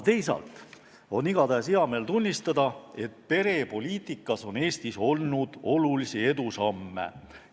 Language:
Estonian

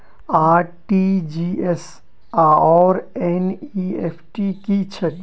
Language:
Maithili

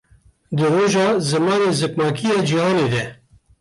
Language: Kurdish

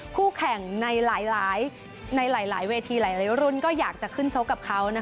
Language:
Thai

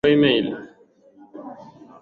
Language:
Swahili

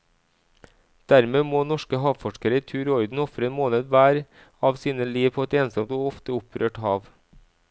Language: Norwegian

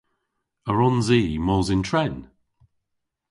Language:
Cornish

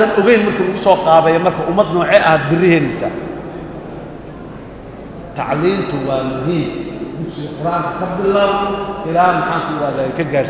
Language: Arabic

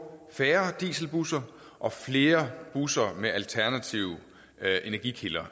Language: Danish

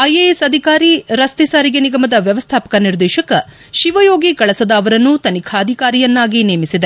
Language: Kannada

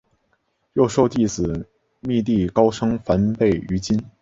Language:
Chinese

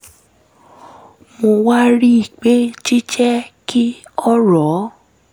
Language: Yoruba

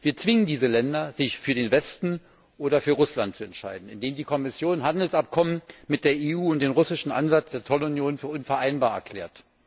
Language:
German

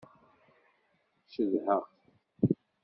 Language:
Kabyle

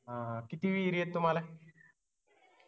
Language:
Marathi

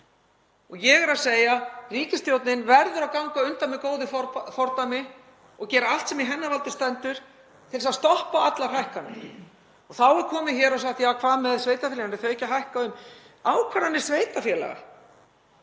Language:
Icelandic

